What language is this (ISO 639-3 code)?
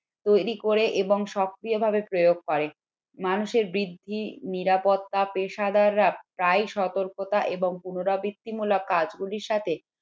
ben